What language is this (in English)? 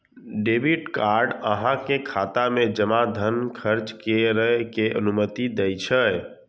Maithili